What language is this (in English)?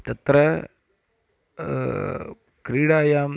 Sanskrit